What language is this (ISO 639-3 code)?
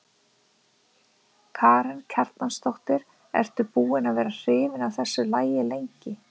isl